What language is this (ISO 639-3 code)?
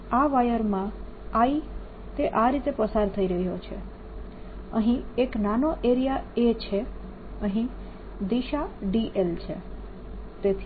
guj